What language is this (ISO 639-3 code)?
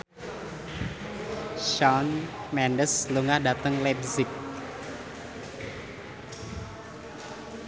jav